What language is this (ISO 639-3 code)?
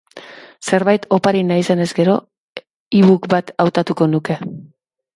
eus